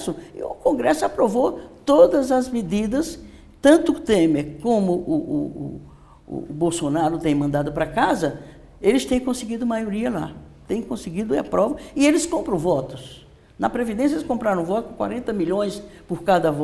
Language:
Portuguese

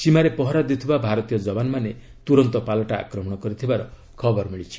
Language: Odia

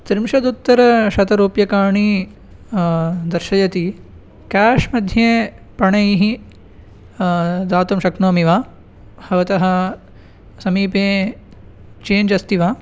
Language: Sanskrit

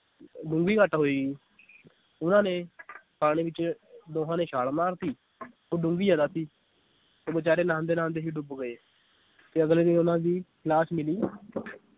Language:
Punjabi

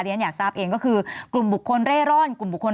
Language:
Thai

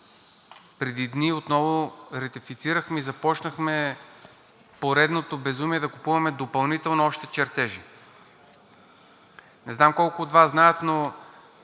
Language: Bulgarian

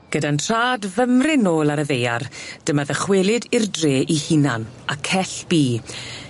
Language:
Welsh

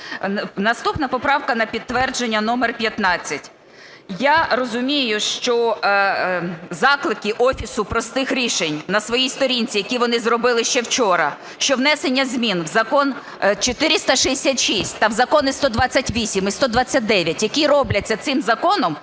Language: Ukrainian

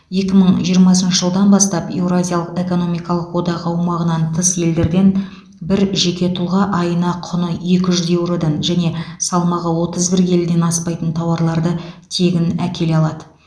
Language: Kazakh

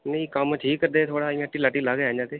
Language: Dogri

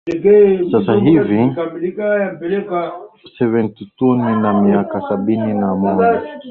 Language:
Swahili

